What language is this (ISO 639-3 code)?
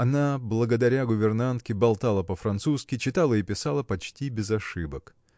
rus